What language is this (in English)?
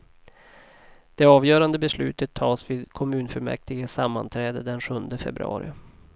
Swedish